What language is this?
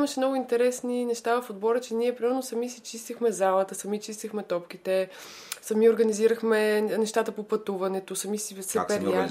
Bulgarian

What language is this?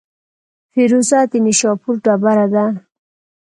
Pashto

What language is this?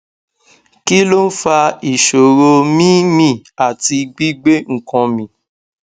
Yoruba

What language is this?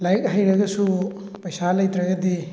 Manipuri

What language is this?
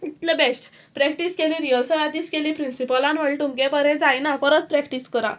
Konkani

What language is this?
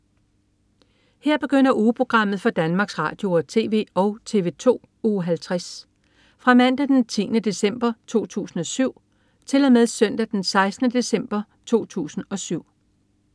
Danish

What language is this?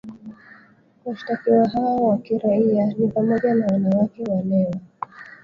Swahili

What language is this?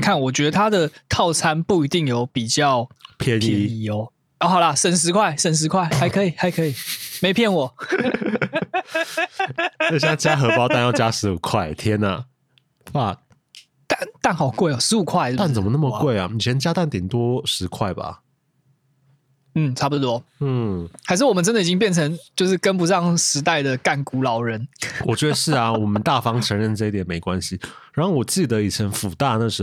Chinese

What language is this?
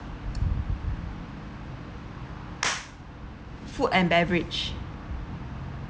English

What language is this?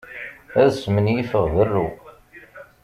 Kabyle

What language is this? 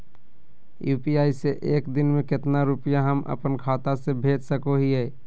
Magahi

